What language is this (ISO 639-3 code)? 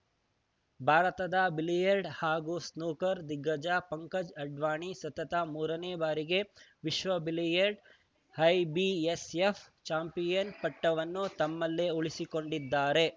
kan